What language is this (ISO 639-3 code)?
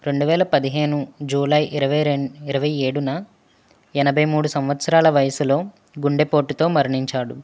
tel